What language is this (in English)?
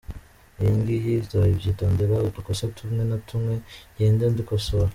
Kinyarwanda